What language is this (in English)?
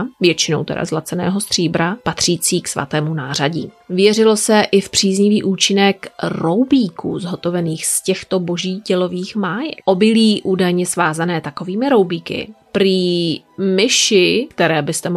Czech